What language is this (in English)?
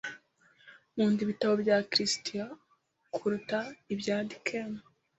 Kinyarwanda